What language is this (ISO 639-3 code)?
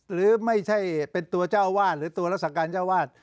tha